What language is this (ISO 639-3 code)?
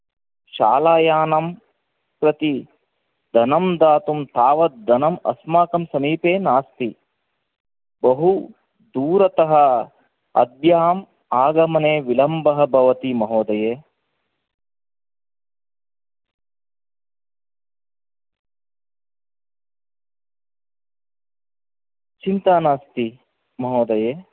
san